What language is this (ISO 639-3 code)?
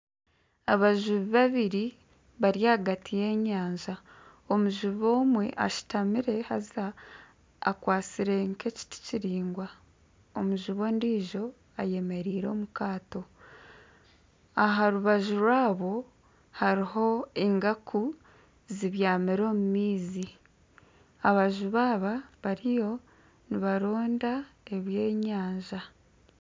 nyn